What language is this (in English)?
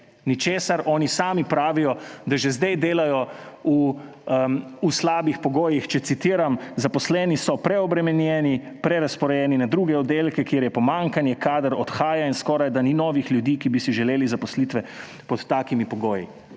Slovenian